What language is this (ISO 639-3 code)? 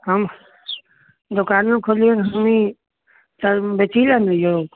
mai